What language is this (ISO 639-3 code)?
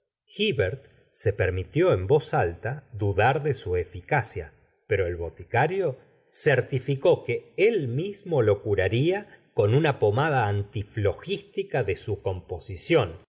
spa